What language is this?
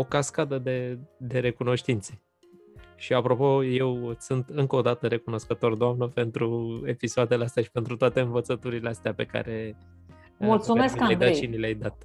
Romanian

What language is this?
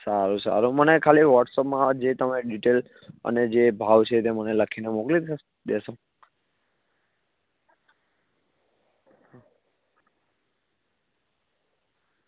Gujarati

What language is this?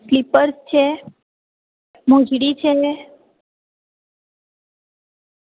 Gujarati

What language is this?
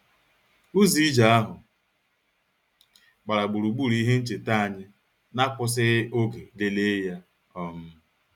Igbo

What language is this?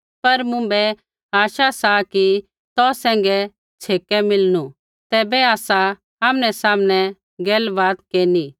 Kullu Pahari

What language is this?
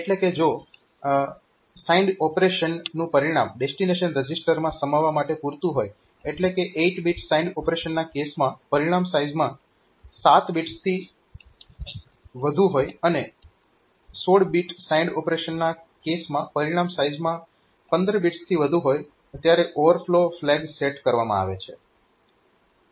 Gujarati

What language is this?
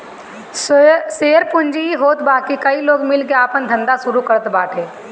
Bhojpuri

